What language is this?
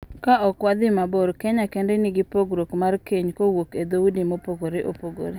Luo (Kenya and Tanzania)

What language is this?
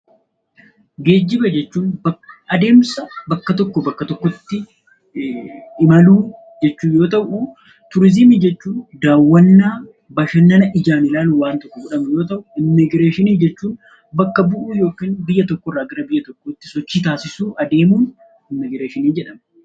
Oromo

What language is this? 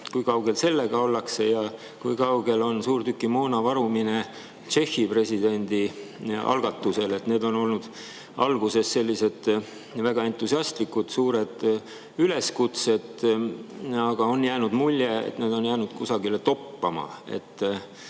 Estonian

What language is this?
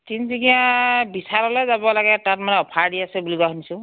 Assamese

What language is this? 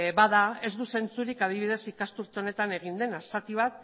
Basque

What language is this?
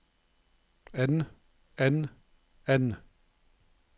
Norwegian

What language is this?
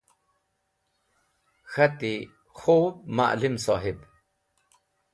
Wakhi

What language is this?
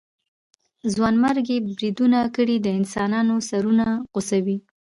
Pashto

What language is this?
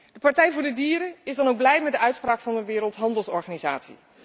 Dutch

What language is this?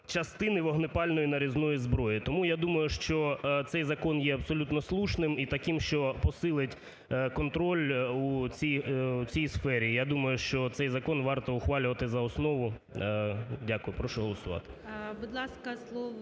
Ukrainian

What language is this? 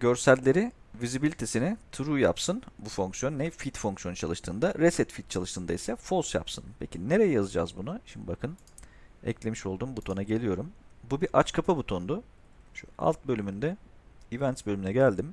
Turkish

